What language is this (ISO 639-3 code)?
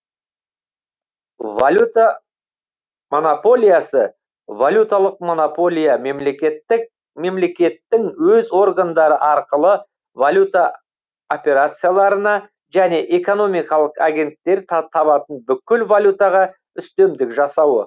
kaz